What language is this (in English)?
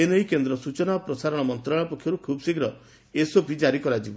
Odia